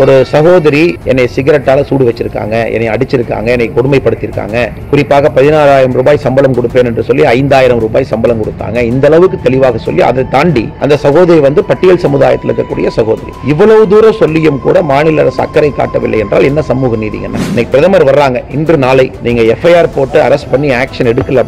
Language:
Romanian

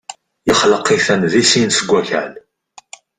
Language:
Kabyle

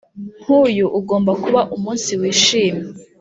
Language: Kinyarwanda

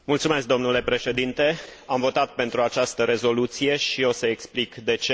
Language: Romanian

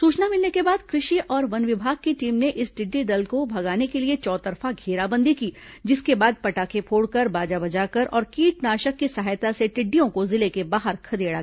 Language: Hindi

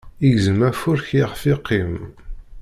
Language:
Kabyle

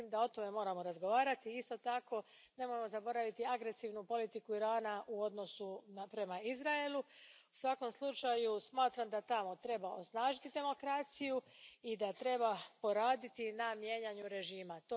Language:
Croatian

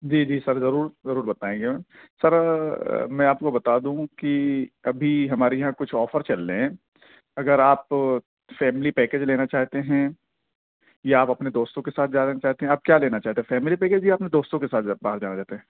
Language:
Urdu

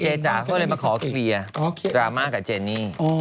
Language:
Thai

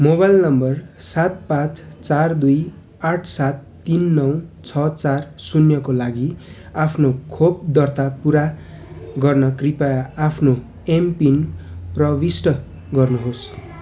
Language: Nepali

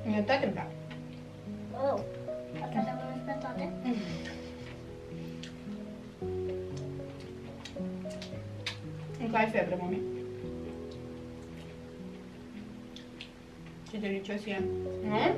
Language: Romanian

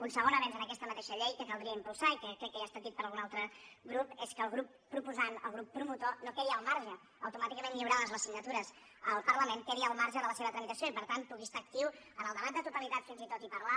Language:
Catalan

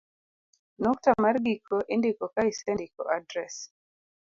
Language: Luo (Kenya and Tanzania)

